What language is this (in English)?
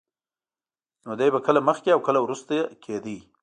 Pashto